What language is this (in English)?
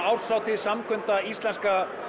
Icelandic